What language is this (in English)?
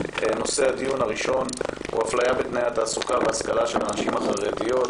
Hebrew